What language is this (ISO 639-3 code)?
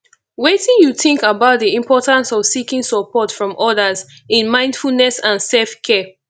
pcm